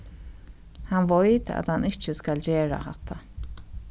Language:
Faroese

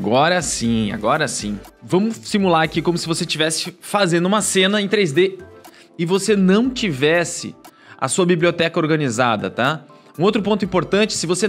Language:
Portuguese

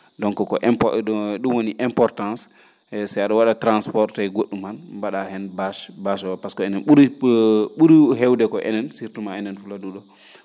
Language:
Fula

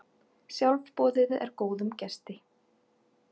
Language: Icelandic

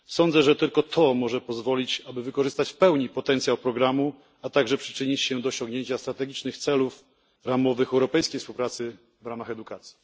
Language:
Polish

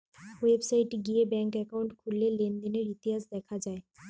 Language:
Bangla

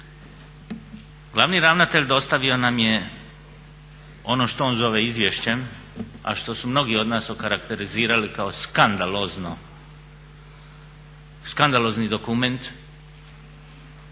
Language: Croatian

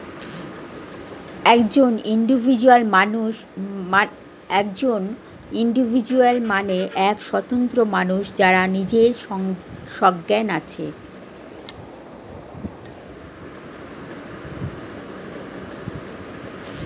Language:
Bangla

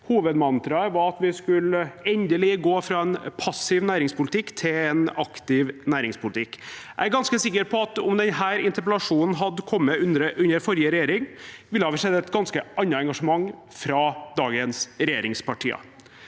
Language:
Norwegian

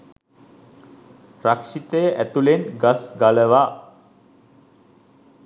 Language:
Sinhala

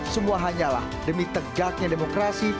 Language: Indonesian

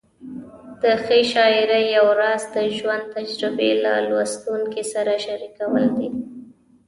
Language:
Pashto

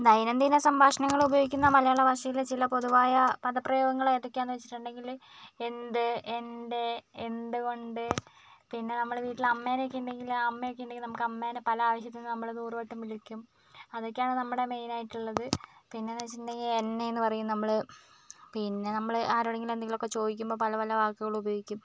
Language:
Malayalam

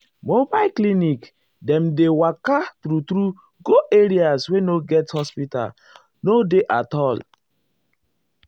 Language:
Nigerian Pidgin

